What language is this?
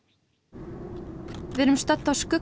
Icelandic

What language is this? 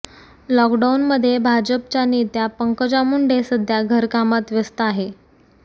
Marathi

